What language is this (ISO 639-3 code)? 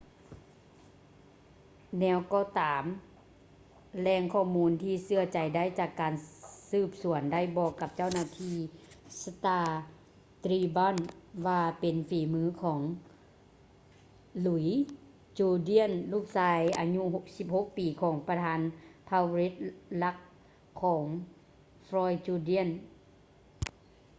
lao